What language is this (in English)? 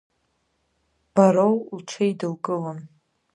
Abkhazian